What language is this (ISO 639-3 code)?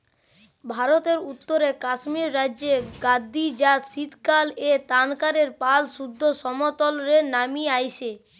ben